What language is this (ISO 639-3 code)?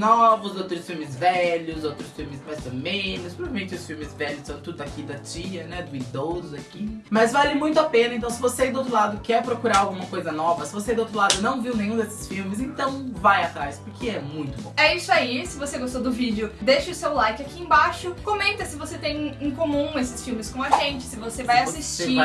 por